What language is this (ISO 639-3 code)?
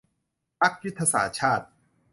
tha